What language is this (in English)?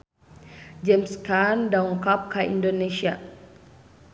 Sundanese